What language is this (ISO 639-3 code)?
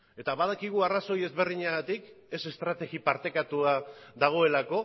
eus